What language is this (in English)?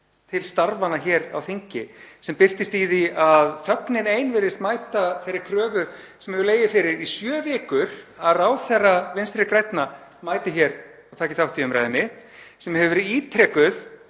Icelandic